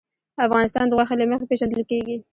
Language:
Pashto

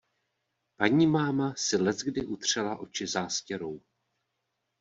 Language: Czech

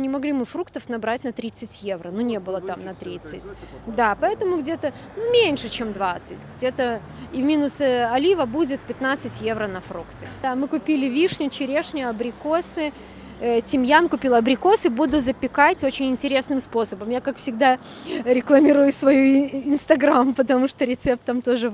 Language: Russian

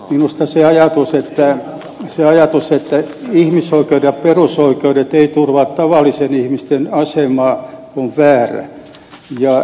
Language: Finnish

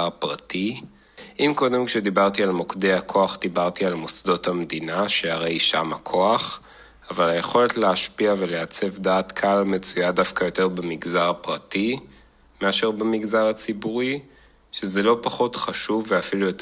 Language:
Hebrew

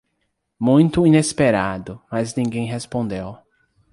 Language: Portuguese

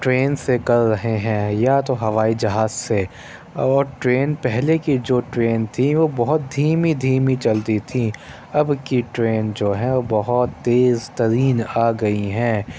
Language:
Urdu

